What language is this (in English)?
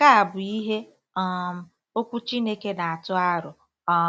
Igbo